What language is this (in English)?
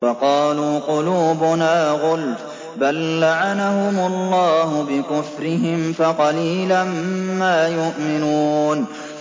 Arabic